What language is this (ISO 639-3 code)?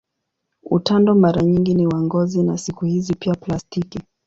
swa